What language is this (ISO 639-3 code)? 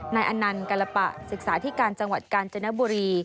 tha